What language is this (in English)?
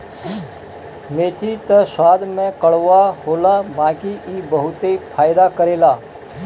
Bhojpuri